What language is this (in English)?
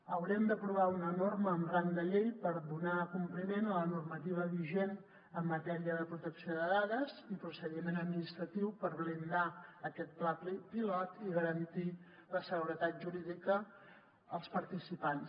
Catalan